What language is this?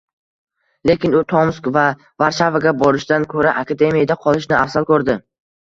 Uzbek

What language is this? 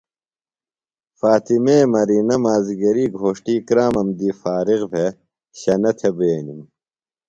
Phalura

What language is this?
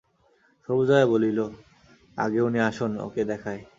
Bangla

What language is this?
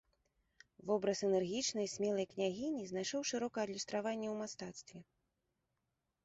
Belarusian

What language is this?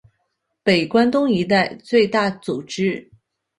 Chinese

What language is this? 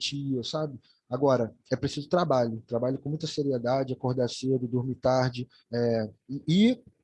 Portuguese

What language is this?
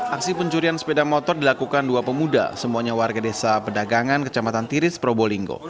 Indonesian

